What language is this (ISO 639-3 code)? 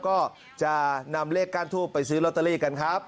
tha